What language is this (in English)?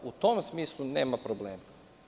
Serbian